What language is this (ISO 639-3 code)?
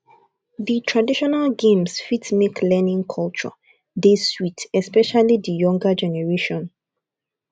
pcm